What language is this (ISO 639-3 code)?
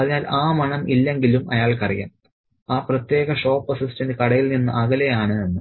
mal